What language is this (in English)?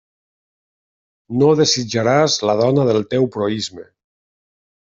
Catalan